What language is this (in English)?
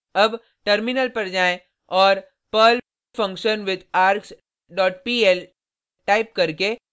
Hindi